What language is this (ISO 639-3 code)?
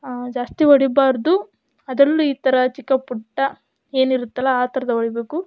kan